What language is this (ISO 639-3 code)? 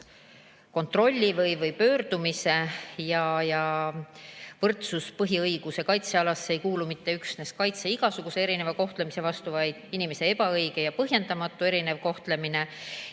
est